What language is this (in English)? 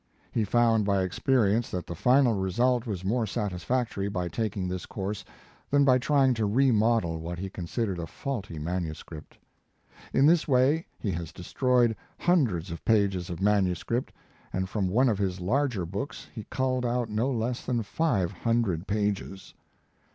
English